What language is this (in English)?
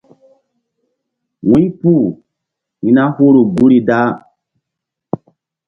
Mbum